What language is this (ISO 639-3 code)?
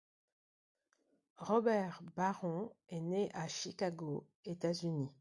fra